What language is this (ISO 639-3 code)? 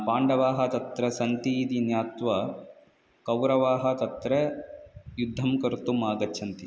san